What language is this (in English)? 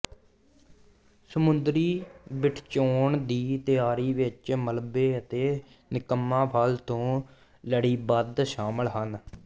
Punjabi